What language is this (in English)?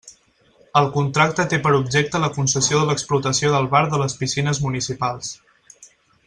Catalan